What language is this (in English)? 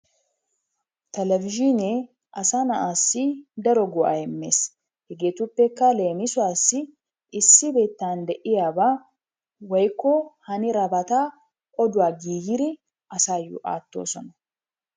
Wolaytta